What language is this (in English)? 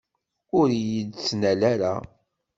Kabyle